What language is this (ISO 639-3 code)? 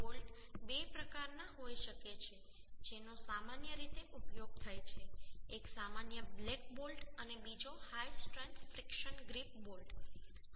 guj